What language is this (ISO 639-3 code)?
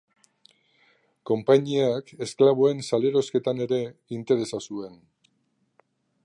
eus